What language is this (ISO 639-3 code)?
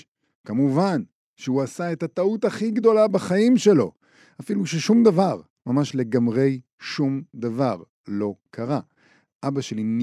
heb